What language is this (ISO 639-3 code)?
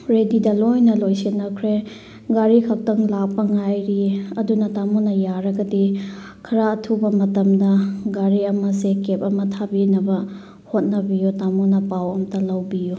mni